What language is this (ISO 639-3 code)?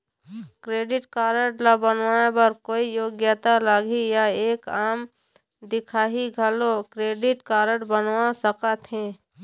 hne